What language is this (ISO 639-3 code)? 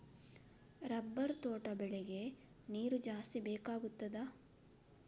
kan